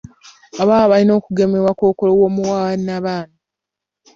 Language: Ganda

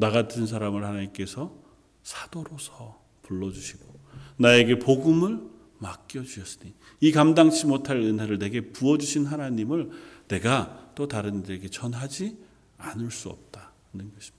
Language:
Korean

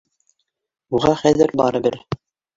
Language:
Bashkir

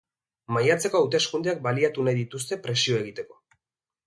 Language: Basque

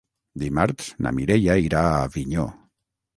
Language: Catalan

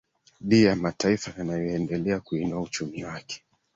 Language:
Swahili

